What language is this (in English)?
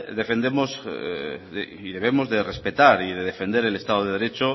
Spanish